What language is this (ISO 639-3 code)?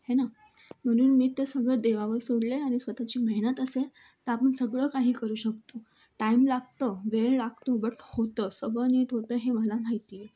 mar